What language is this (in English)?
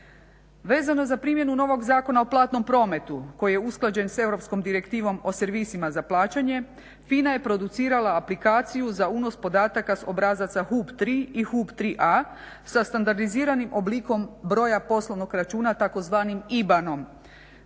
Croatian